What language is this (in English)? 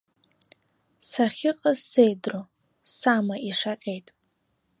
Abkhazian